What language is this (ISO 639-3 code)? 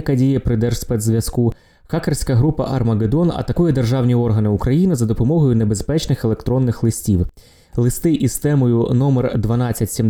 ukr